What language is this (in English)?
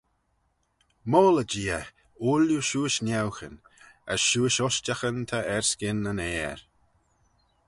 Manx